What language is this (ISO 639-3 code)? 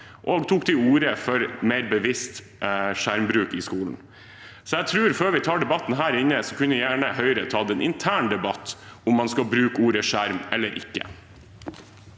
nor